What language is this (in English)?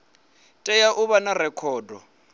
Venda